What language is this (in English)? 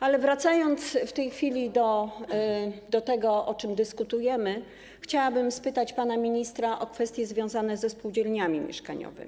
Polish